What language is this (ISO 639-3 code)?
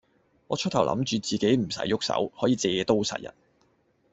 yue